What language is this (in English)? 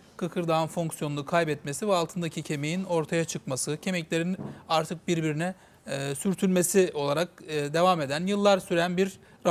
Turkish